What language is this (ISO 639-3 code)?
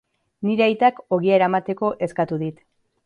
eus